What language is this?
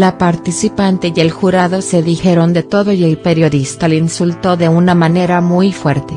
Spanish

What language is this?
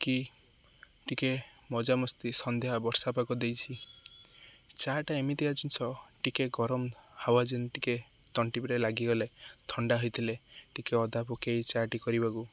Odia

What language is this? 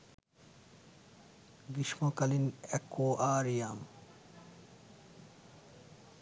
Bangla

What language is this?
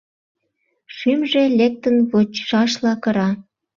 Mari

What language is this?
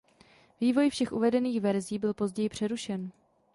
Czech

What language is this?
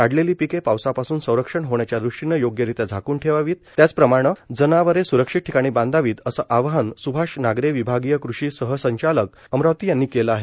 Marathi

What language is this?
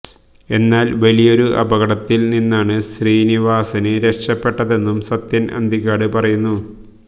Malayalam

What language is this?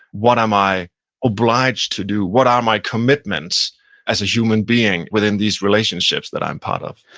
English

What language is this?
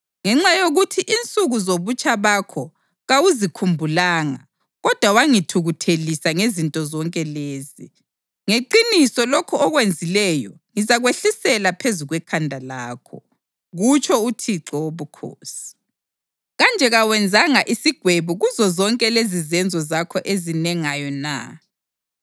North Ndebele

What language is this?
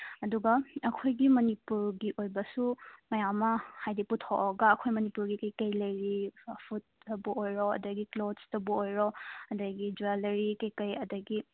Manipuri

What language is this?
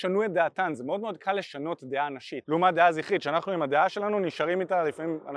Hebrew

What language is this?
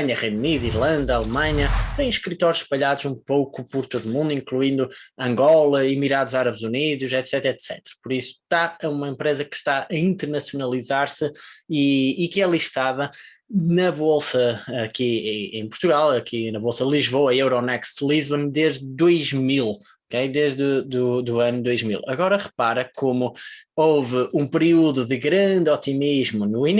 Portuguese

